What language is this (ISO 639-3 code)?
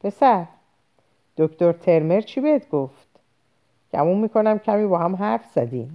fas